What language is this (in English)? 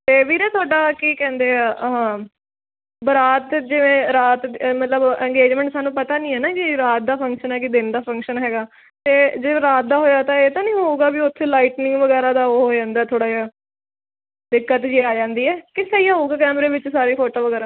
Punjabi